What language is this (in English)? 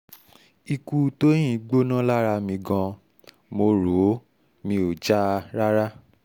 Yoruba